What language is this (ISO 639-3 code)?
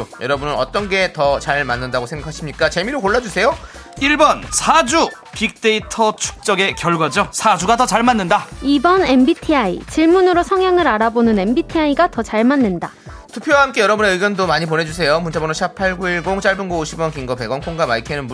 kor